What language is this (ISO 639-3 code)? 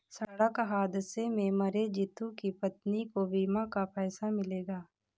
hin